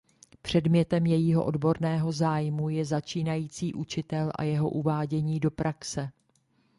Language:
Czech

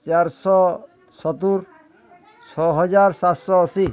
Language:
Odia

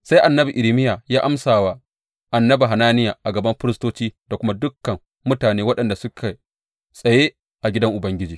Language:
Hausa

